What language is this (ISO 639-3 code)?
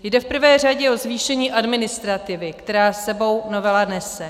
ces